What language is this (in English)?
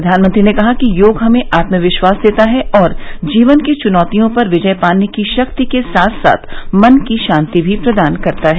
Hindi